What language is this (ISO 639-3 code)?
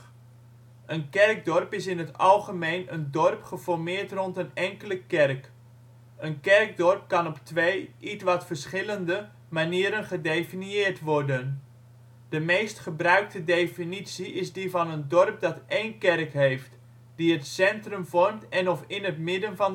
nld